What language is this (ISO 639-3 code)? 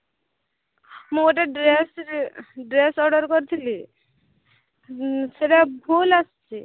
ori